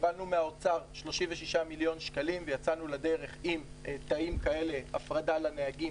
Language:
Hebrew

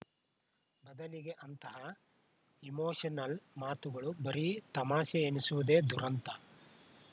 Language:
Kannada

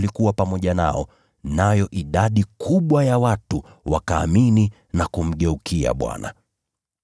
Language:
Swahili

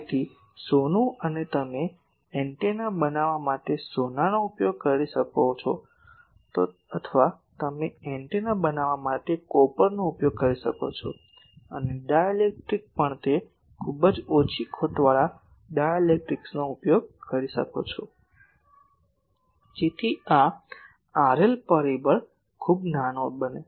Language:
Gujarati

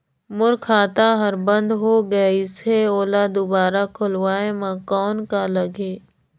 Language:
Chhattisgarhi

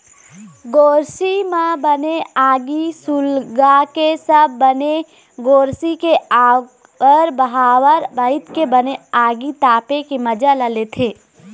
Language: Chhattisgarhi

